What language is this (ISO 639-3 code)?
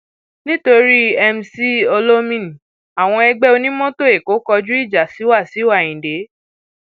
yor